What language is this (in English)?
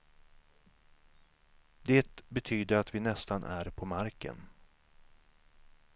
Swedish